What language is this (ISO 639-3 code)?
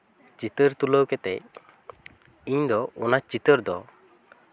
sat